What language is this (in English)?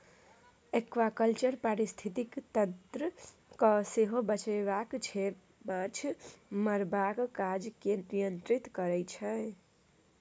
Maithili